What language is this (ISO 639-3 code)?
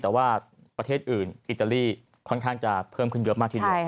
tha